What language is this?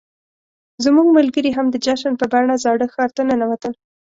Pashto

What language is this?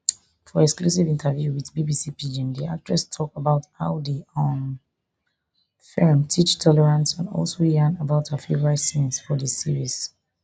Nigerian Pidgin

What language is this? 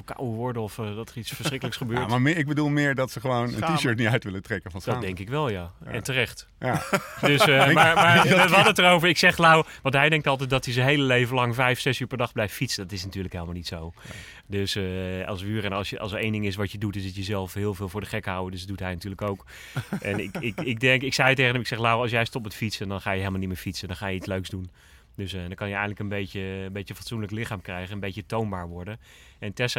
Dutch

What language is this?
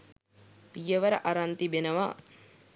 Sinhala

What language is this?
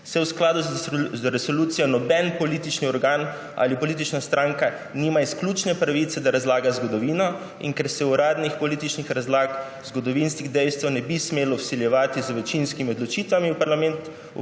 Slovenian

